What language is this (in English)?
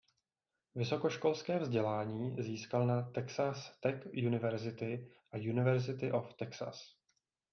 Czech